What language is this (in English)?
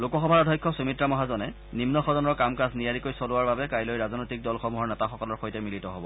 Assamese